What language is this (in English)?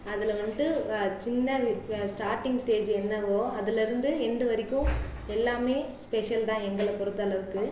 Tamil